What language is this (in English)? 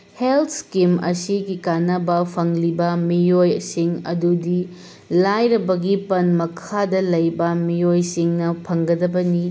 Manipuri